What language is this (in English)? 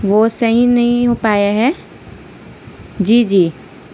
Urdu